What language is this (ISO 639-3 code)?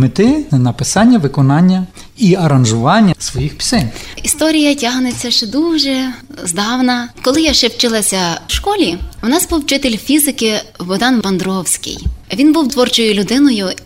ukr